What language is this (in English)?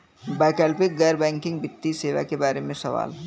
Bhojpuri